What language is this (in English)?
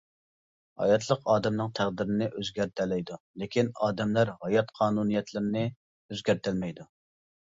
Uyghur